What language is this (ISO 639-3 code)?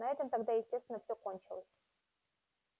rus